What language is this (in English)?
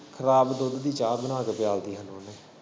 Punjabi